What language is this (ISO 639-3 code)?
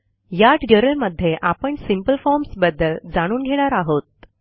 mar